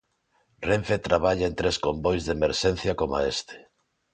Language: Galician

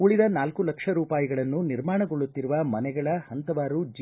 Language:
Kannada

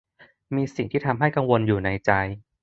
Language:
Thai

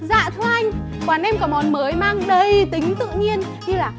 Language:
Vietnamese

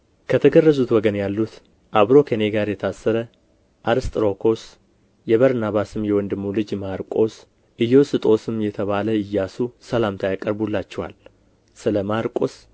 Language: Amharic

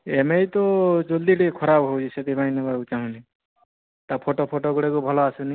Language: Odia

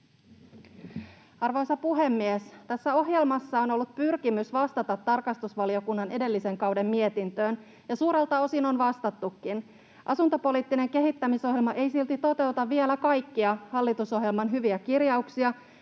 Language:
Finnish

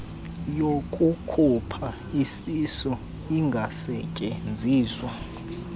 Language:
Xhosa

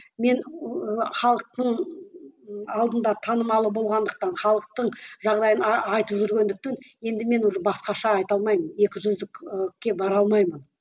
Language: Kazakh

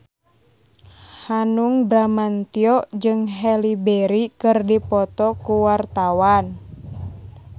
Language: Sundanese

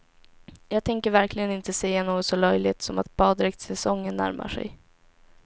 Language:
Swedish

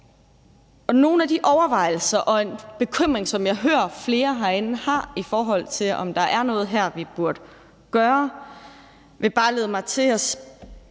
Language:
Danish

